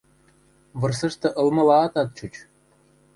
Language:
Western Mari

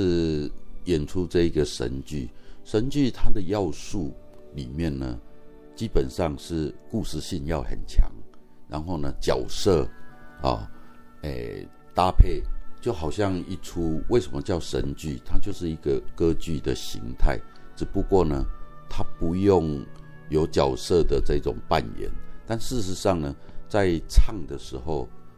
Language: Chinese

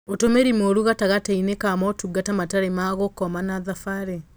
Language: Kikuyu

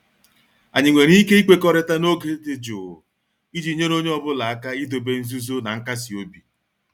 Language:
Igbo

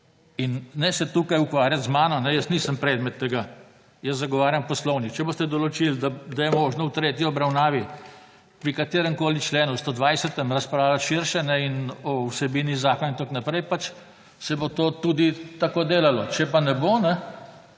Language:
Slovenian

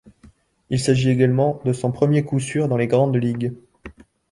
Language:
French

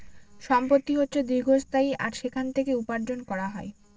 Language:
Bangla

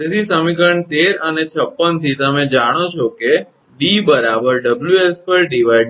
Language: Gujarati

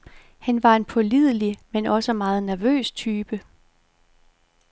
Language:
Danish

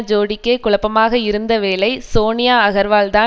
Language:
Tamil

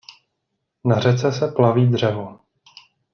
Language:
Czech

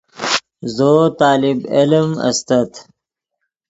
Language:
Yidgha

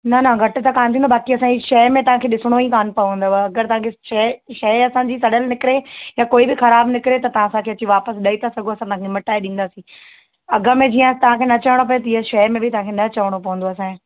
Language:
Sindhi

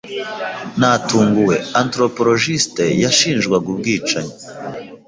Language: Kinyarwanda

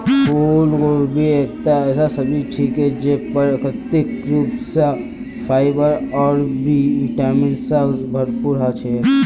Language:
Magahi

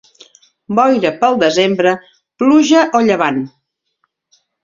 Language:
Catalan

